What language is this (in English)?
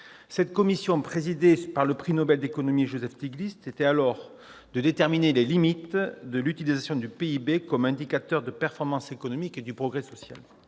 French